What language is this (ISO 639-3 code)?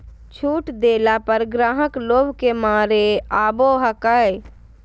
mag